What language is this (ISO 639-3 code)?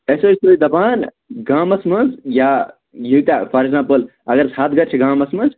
kas